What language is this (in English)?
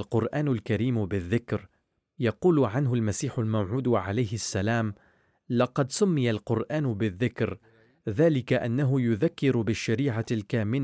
Arabic